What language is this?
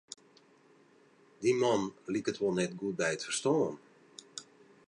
Western Frisian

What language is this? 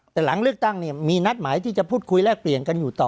Thai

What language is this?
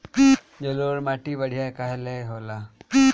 Bhojpuri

